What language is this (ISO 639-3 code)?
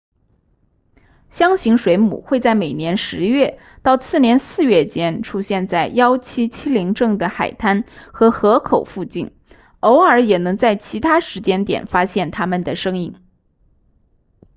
zho